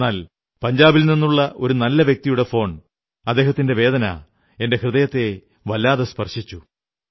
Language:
Malayalam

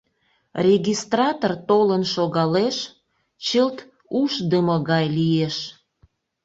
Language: Mari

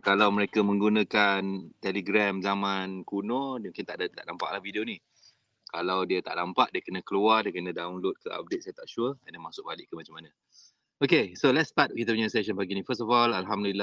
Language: Malay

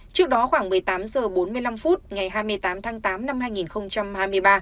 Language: Vietnamese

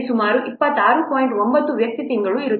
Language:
Kannada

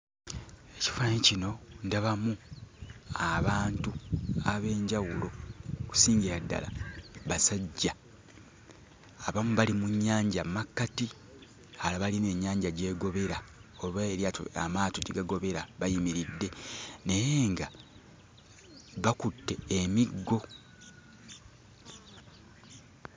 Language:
Ganda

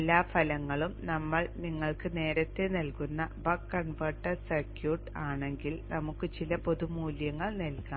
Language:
Malayalam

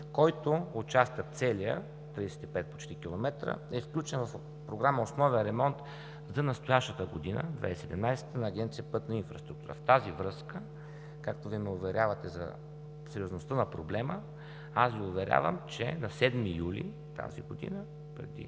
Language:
Bulgarian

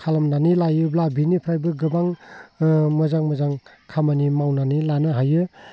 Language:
Bodo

